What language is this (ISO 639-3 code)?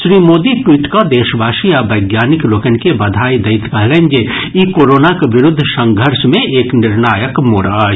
mai